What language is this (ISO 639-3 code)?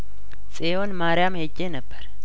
amh